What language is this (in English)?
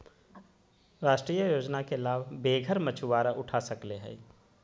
Magahi